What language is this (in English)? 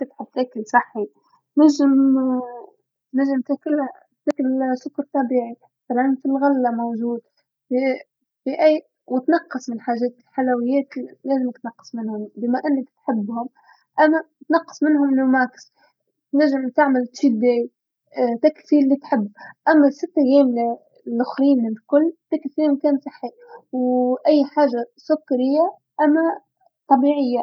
Tunisian Arabic